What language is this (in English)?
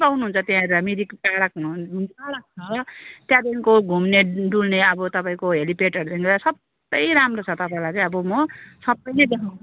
Nepali